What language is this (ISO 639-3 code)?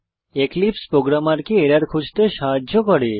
ben